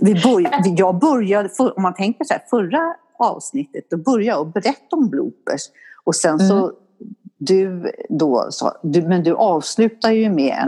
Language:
Swedish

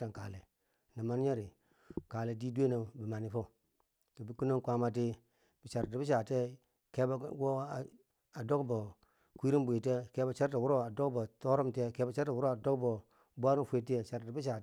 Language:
Bangwinji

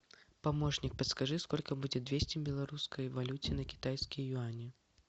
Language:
Russian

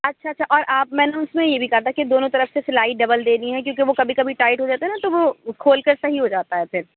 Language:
Urdu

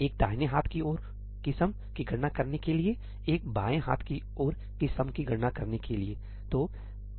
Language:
Hindi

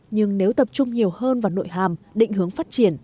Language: Vietnamese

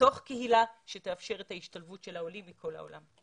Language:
Hebrew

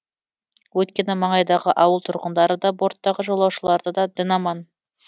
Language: Kazakh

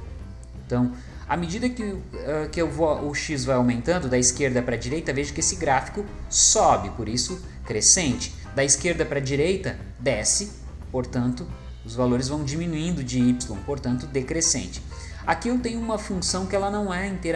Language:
Portuguese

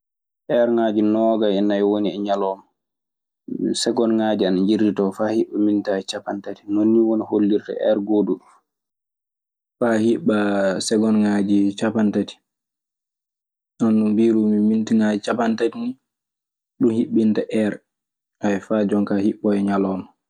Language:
Maasina Fulfulde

